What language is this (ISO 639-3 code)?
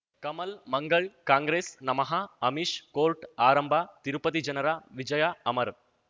kan